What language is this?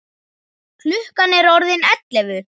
Icelandic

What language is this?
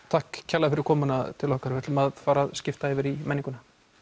Icelandic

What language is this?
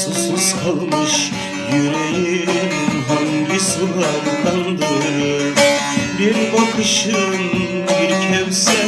Turkish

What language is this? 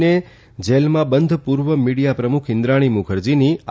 Gujarati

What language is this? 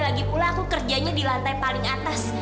Indonesian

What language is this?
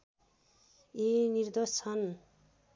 Nepali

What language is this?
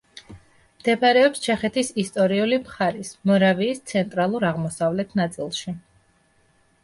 Georgian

